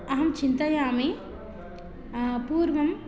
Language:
Sanskrit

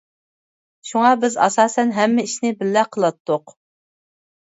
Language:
Uyghur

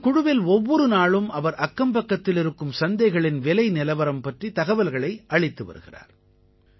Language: Tamil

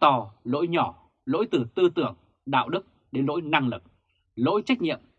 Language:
Vietnamese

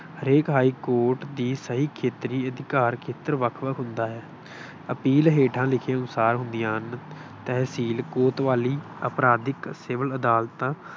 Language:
Punjabi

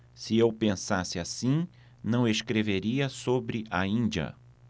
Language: Portuguese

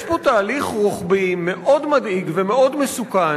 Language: Hebrew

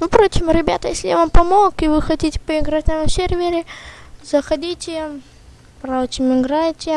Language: Russian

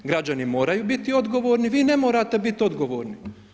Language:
Croatian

